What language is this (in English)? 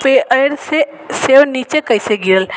Maithili